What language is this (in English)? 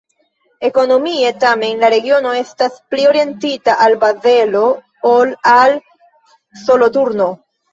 Esperanto